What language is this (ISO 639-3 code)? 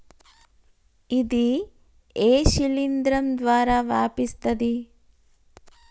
tel